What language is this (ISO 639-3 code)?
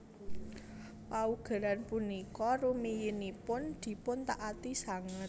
jav